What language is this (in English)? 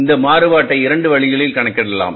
Tamil